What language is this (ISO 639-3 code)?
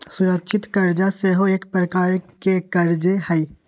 mag